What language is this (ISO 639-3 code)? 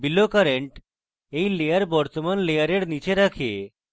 ben